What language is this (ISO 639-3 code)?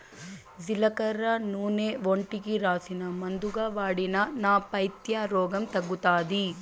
tel